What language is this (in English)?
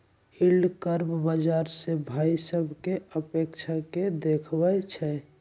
Magahi